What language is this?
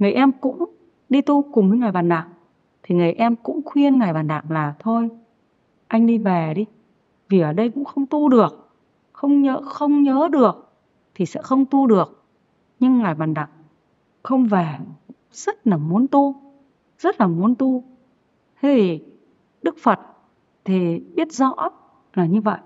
Vietnamese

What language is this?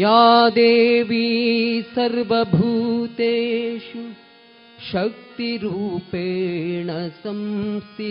Kannada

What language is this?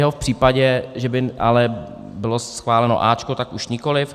Czech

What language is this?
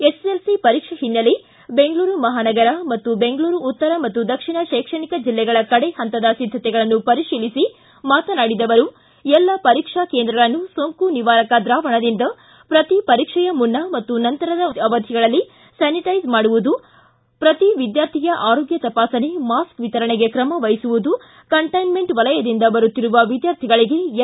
Kannada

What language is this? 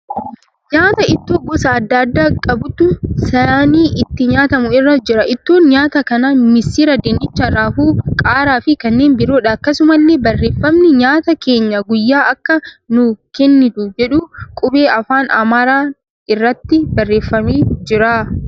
Oromo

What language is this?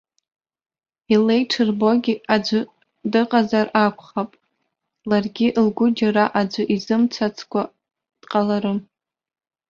Abkhazian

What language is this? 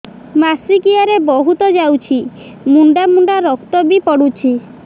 Odia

